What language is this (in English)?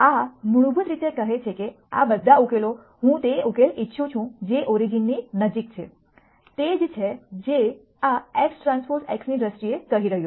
Gujarati